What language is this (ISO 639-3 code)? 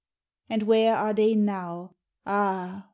eng